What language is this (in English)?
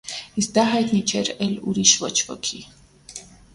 Armenian